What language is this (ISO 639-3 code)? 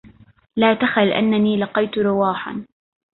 ara